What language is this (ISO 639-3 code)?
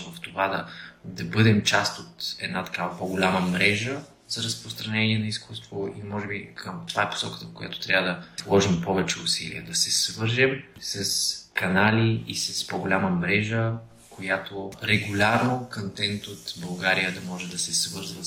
bul